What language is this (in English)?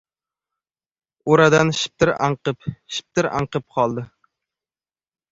Uzbek